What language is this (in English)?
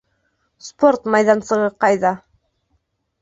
Bashkir